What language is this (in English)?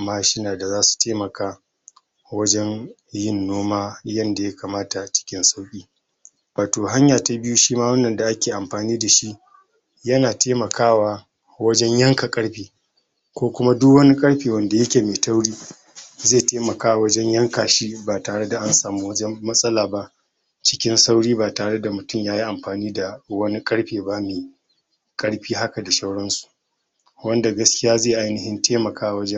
Hausa